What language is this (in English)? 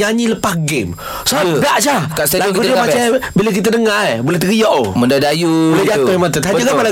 Malay